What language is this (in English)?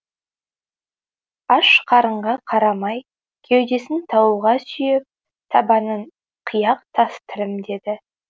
Kazakh